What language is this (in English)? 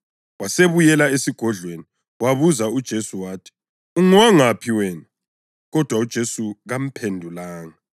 North Ndebele